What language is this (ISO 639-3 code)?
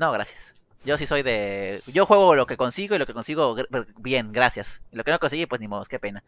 spa